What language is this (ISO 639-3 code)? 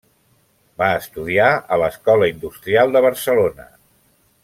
cat